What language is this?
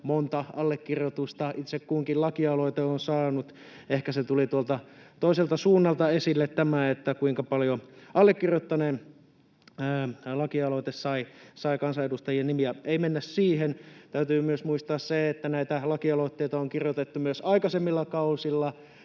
Finnish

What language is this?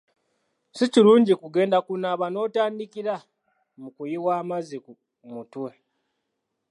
Ganda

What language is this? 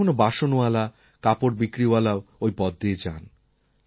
Bangla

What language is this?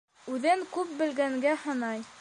Bashkir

